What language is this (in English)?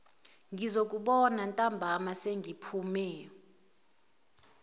Zulu